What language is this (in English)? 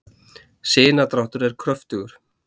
Icelandic